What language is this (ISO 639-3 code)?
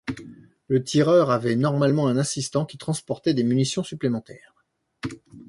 fra